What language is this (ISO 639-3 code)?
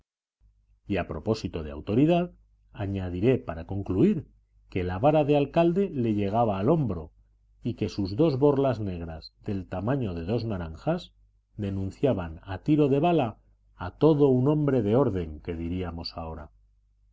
spa